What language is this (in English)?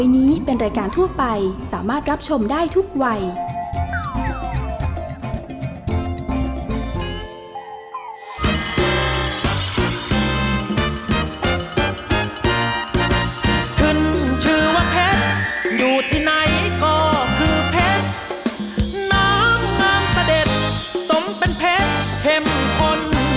Thai